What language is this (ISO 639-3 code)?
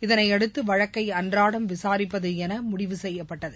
tam